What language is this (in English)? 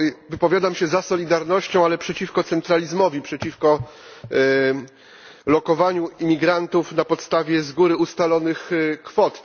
Polish